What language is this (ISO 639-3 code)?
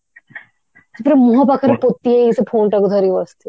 ori